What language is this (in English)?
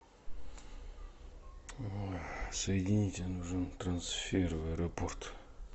Russian